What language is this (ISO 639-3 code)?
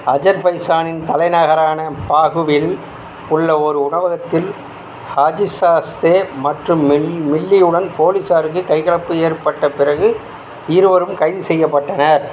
tam